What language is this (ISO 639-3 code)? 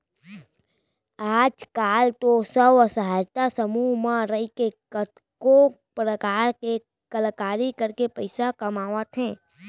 hne